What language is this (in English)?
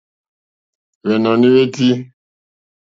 Mokpwe